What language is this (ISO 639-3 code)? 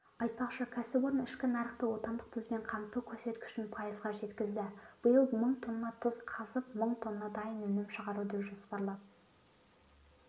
kaz